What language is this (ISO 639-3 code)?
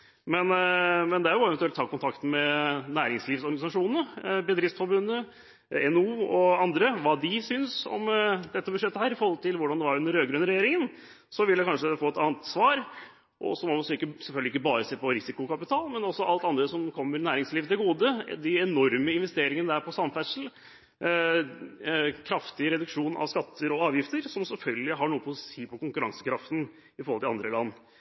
nob